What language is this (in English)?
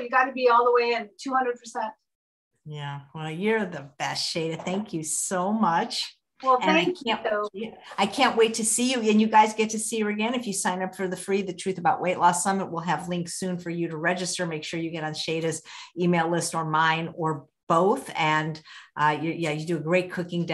English